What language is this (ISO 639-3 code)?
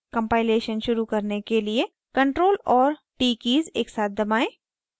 hin